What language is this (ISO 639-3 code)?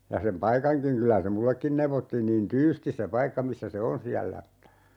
fin